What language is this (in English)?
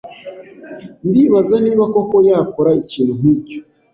Kinyarwanda